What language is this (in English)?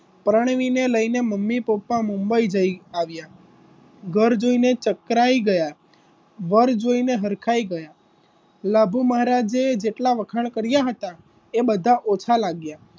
Gujarati